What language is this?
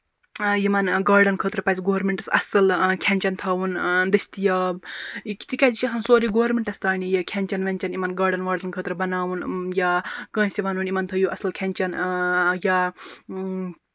Kashmiri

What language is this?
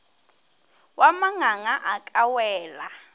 Northern Sotho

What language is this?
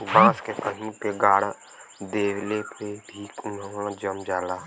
Bhojpuri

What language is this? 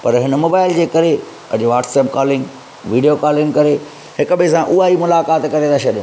Sindhi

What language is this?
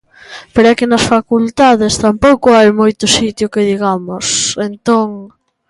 Galician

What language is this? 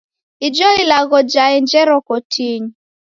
Taita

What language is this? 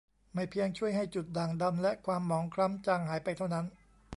Thai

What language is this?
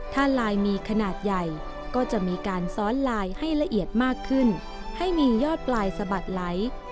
Thai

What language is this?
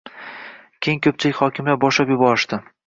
Uzbek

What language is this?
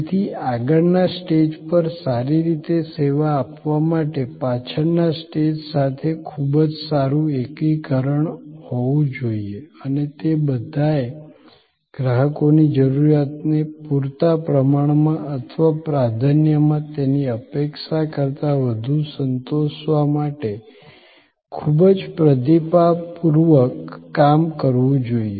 Gujarati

